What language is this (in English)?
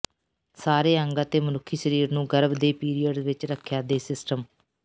Punjabi